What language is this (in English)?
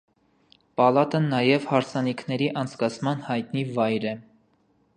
Armenian